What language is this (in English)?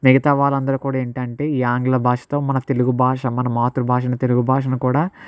Telugu